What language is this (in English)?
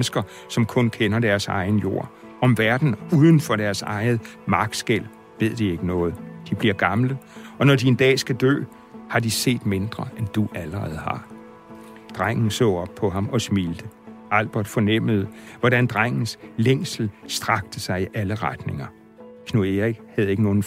Danish